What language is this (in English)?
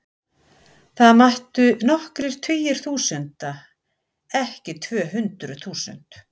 Icelandic